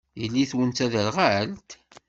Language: Kabyle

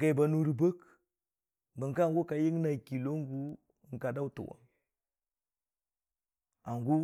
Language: Dijim-Bwilim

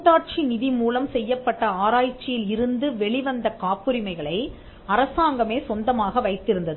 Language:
Tamil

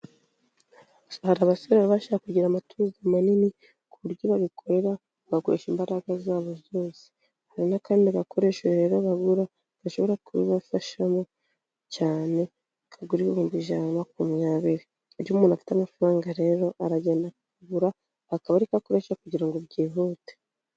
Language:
Kinyarwanda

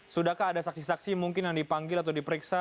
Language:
Indonesian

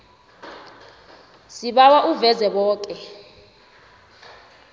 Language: South Ndebele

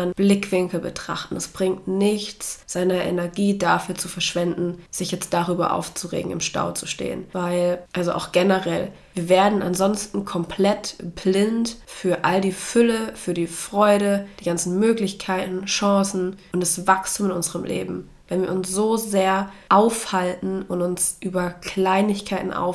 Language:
German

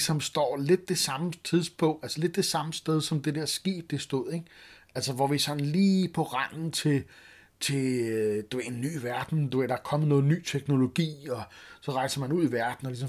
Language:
Danish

